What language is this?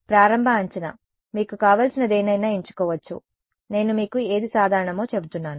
Telugu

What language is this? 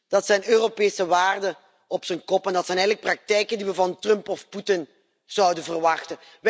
Dutch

